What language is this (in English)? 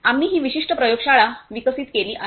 Marathi